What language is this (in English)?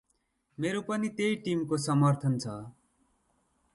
Nepali